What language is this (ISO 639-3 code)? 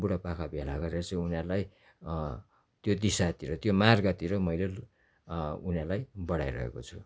nep